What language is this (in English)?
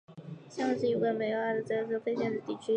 Chinese